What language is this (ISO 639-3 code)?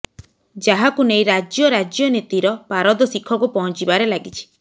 ori